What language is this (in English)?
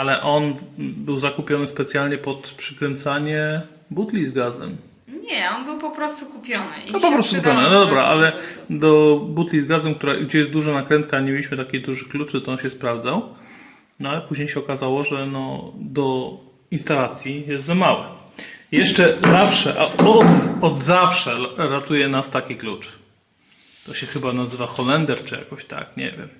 Polish